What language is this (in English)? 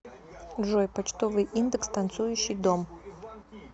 Russian